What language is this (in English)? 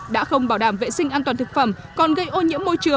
Vietnamese